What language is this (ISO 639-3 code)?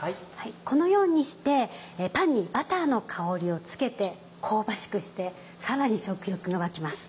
jpn